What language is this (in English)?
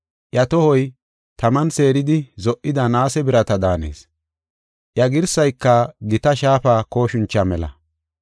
Gofa